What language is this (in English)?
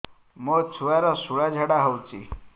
Odia